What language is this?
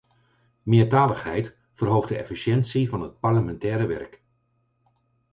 Dutch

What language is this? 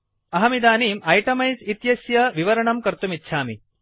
Sanskrit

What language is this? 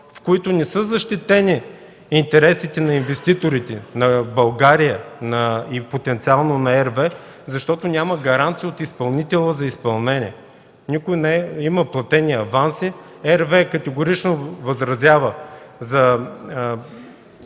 Bulgarian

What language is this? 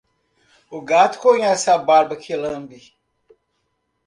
Portuguese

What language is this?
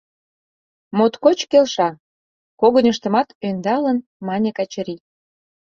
Mari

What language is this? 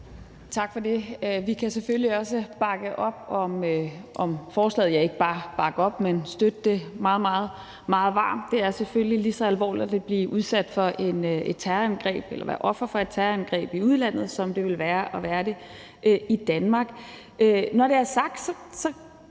Danish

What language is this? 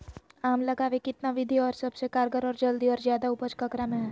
Magahi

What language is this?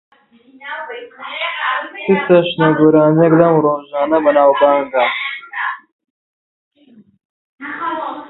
Central Kurdish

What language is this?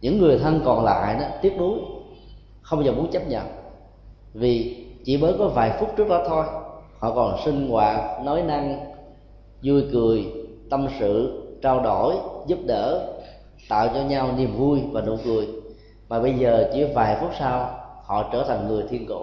Vietnamese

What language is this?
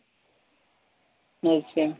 Punjabi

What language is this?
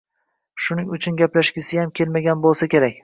Uzbek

